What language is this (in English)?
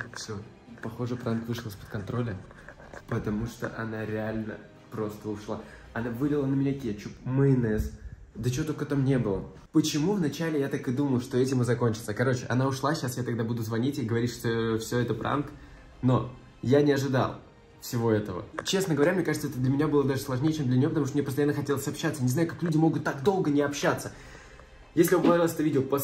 Russian